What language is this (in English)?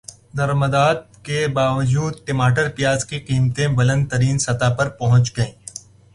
Urdu